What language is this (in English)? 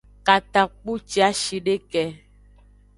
Aja (Benin)